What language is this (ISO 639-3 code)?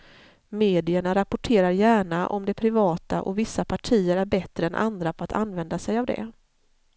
swe